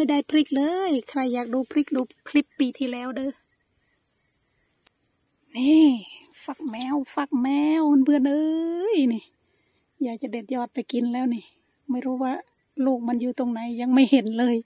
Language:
Thai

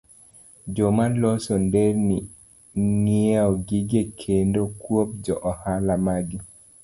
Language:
Luo (Kenya and Tanzania)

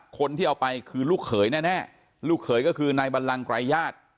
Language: Thai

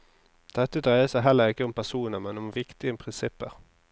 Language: Norwegian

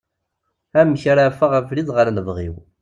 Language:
Kabyle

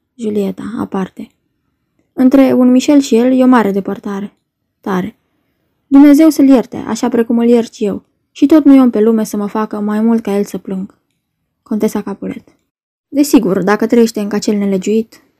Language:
Romanian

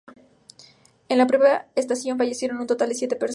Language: Spanish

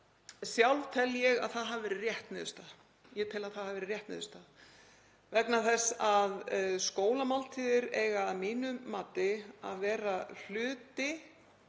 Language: Icelandic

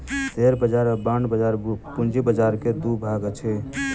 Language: Maithili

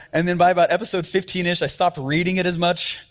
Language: English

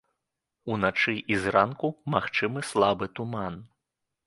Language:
Belarusian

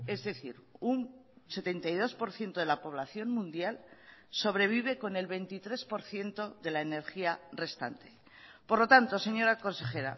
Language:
Spanish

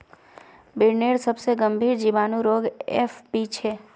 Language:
Magahi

